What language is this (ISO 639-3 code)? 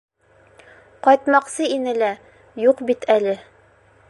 bak